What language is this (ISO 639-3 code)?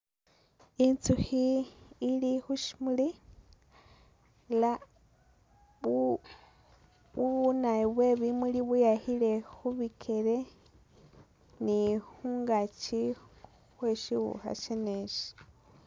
myx